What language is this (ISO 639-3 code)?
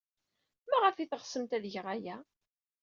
kab